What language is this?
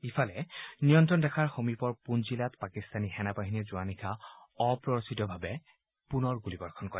Assamese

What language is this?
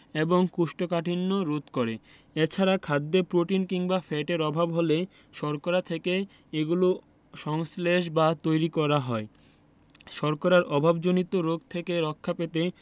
Bangla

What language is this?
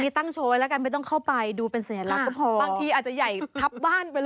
Thai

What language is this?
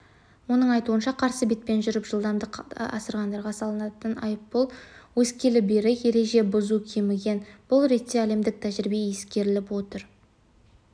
Kazakh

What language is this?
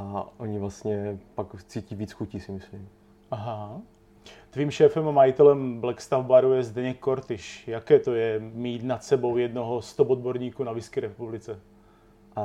Czech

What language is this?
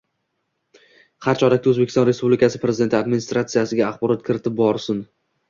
Uzbek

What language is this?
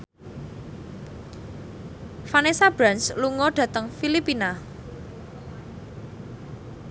Javanese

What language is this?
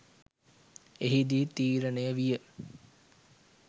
Sinhala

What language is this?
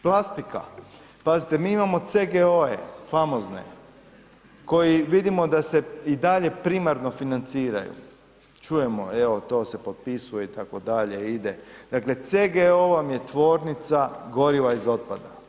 Croatian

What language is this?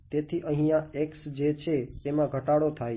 Gujarati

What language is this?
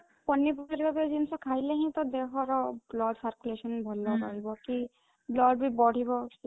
Odia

